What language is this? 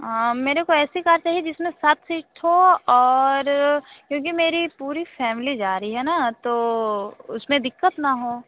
Hindi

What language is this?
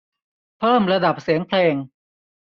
Thai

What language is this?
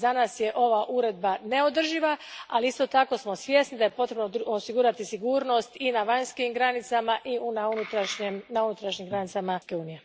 Croatian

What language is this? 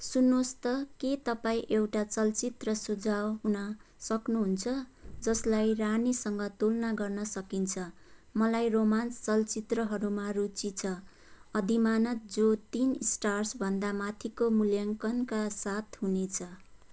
Nepali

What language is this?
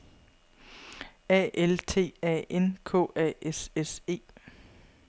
Danish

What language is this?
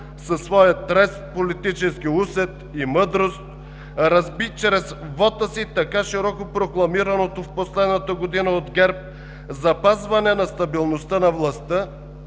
Bulgarian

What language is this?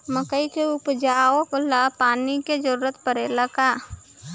Bhojpuri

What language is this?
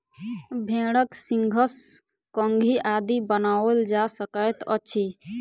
Maithili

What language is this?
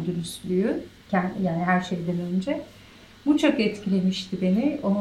Turkish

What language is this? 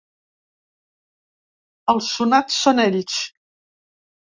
Catalan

